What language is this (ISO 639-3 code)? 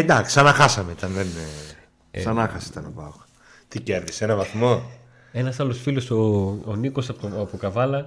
ell